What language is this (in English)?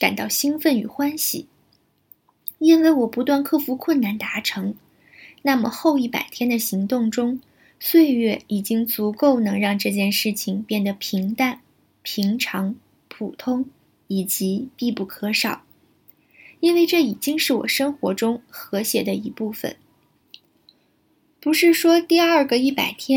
Chinese